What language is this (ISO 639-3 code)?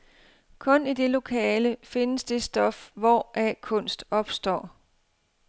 dan